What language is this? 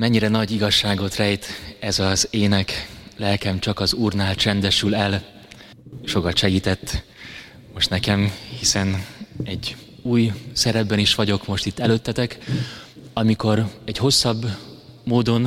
Hungarian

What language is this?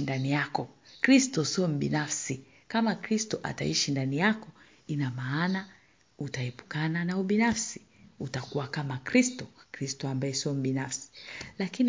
Swahili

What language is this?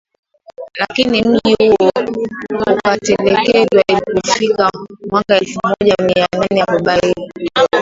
Swahili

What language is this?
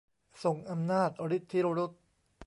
Thai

